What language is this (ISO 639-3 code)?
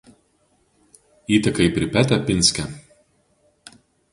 lit